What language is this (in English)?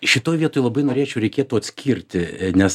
Lithuanian